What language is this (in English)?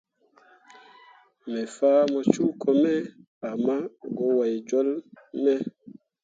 Mundang